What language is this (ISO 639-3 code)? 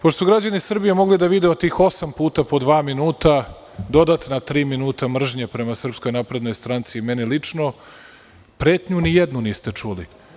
srp